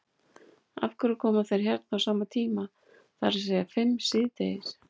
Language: Icelandic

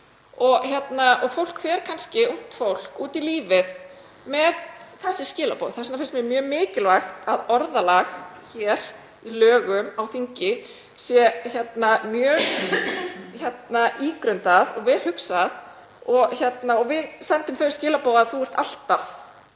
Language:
Icelandic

